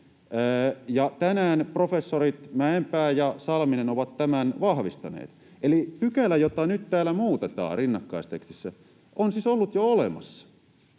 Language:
Finnish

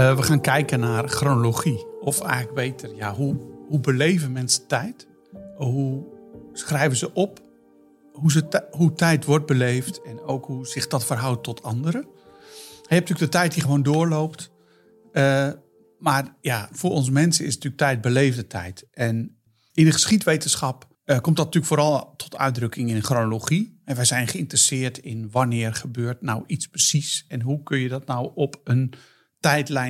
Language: Dutch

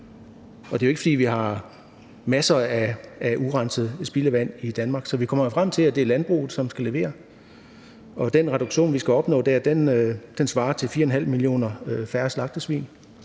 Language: Danish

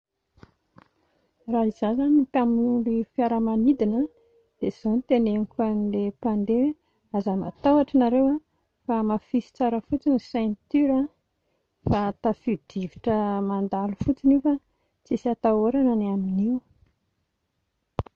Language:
Malagasy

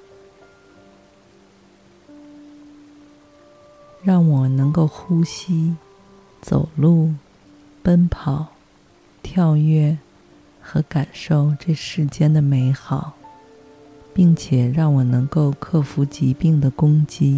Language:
Chinese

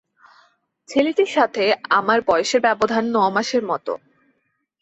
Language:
Bangla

